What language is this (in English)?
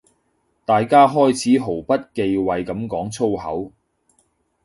Cantonese